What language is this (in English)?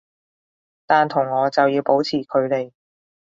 Cantonese